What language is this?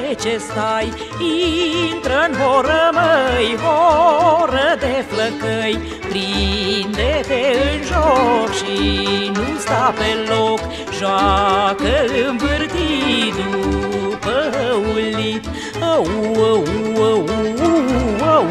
Romanian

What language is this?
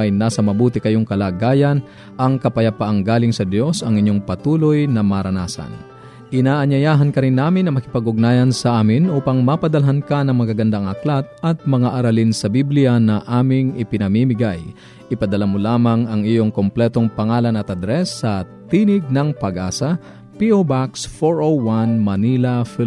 Filipino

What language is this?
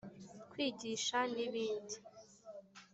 Kinyarwanda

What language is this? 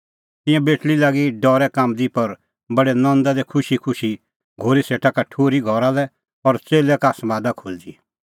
Kullu Pahari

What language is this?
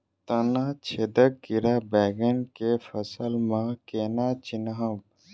Maithili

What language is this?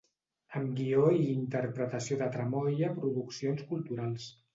Catalan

